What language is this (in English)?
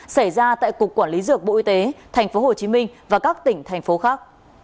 Vietnamese